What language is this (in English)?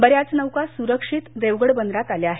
Marathi